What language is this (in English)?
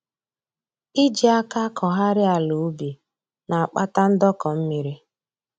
Igbo